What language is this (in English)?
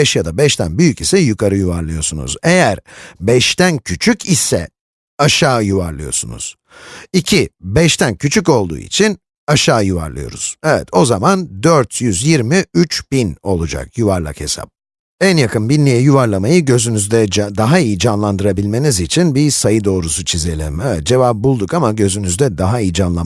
Turkish